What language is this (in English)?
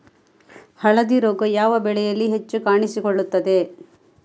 Kannada